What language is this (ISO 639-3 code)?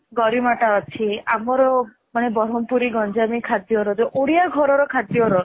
ori